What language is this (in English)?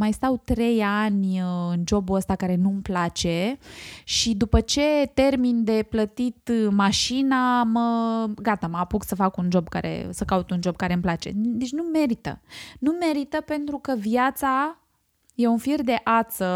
Romanian